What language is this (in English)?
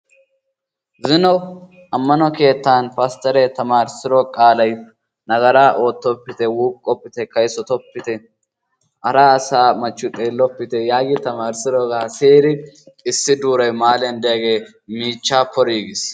Wolaytta